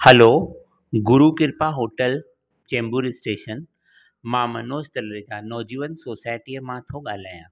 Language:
Sindhi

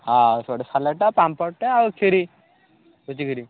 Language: Odia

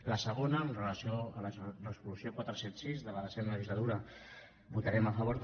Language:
Catalan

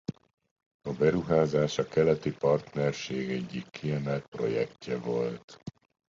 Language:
Hungarian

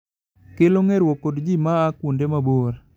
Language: Luo (Kenya and Tanzania)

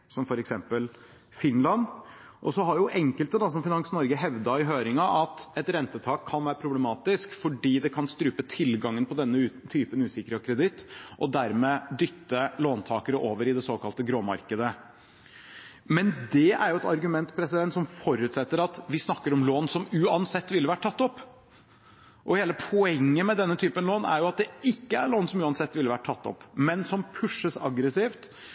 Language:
Norwegian Bokmål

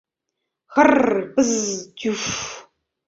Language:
Mari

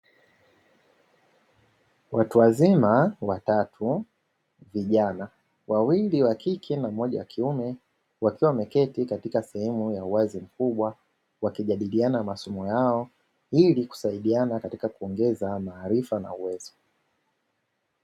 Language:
Swahili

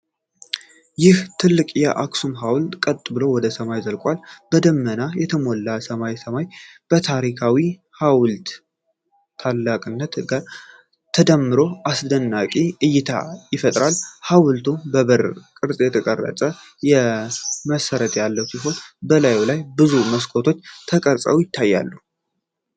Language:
Amharic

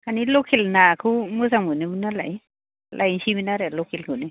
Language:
Bodo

